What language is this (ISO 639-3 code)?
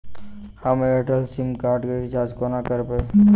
mai